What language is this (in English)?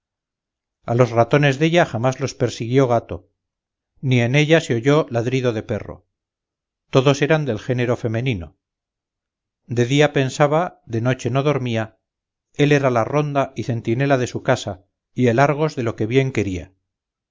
Spanish